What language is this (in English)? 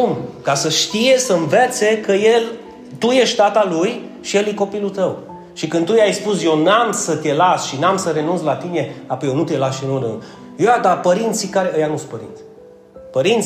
Romanian